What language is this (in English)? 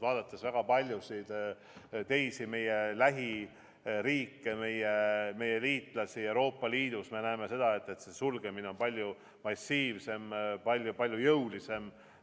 Estonian